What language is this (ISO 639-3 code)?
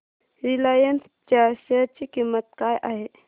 mar